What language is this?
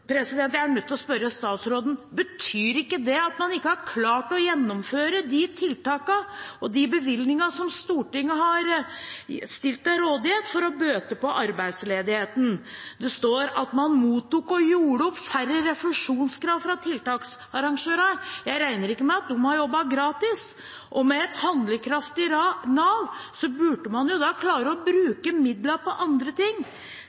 Norwegian Bokmål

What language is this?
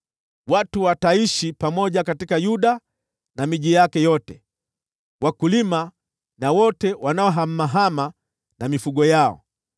Swahili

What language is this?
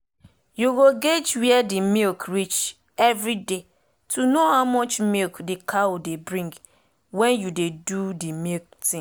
Nigerian Pidgin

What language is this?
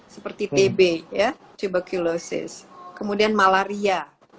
Indonesian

